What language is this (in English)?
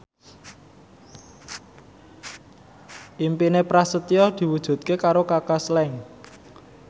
Javanese